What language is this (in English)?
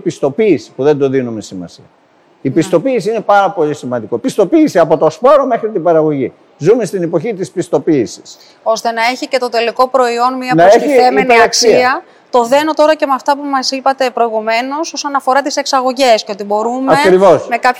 Greek